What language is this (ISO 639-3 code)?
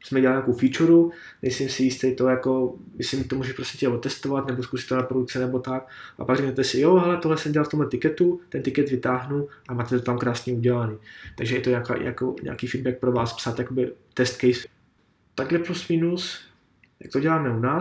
ces